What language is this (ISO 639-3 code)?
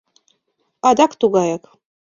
chm